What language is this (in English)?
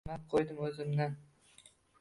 Uzbek